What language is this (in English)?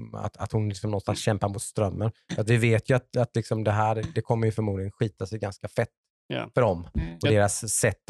Swedish